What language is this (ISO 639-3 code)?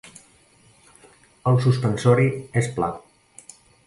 cat